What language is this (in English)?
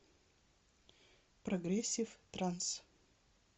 Russian